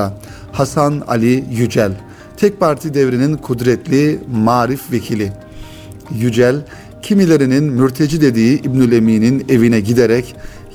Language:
Turkish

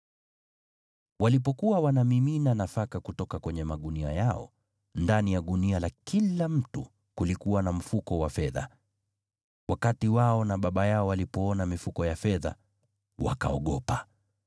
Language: Swahili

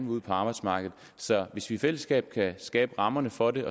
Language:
Danish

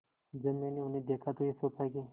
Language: Hindi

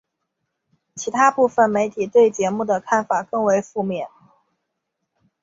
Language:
Chinese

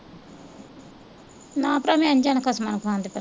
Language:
Punjabi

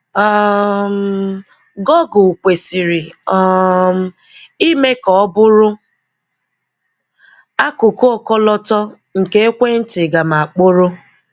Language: Igbo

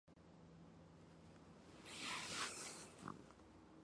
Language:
Chinese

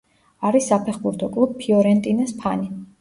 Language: Georgian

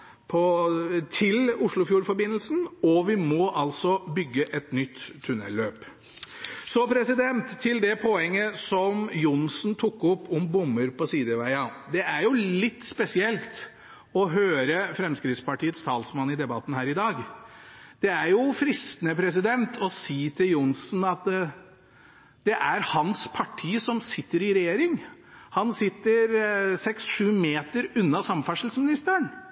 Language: Norwegian Bokmål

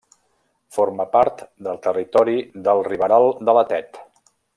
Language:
Catalan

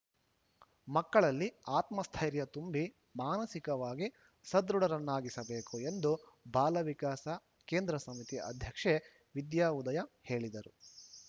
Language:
Kannada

